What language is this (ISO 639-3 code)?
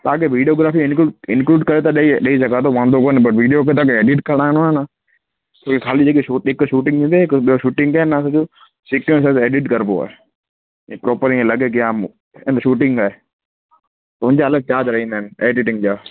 snd